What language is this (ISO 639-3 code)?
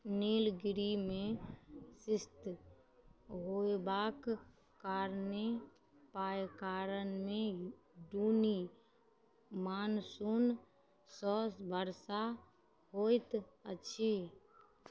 mai